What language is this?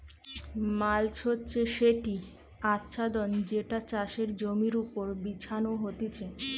Bangla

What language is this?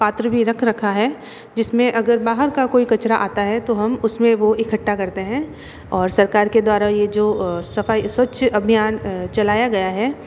Hindi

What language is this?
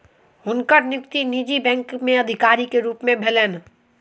Maithili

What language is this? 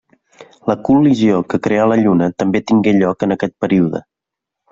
Catalan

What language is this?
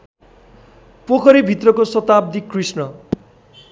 Nepali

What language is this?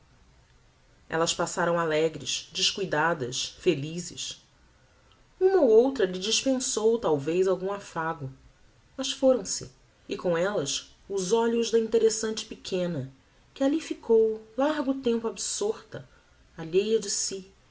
Portuguese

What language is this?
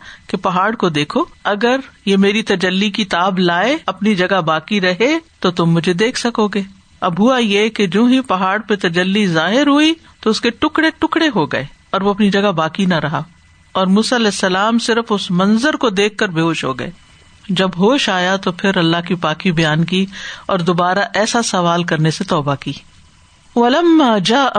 Urdu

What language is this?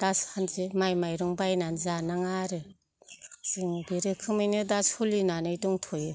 Bodo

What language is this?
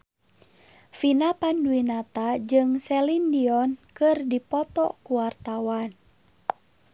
Sundanese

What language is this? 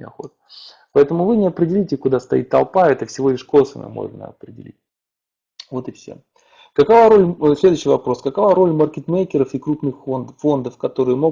Russian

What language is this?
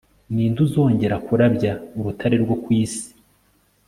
Kinyarwanda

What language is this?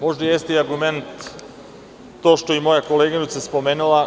Serbian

